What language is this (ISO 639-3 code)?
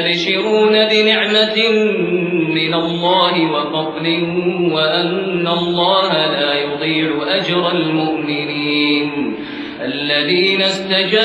ara